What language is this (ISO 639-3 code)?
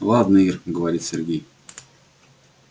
rus